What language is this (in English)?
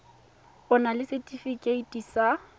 Tswana